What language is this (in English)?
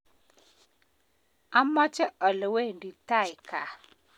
Kalenjin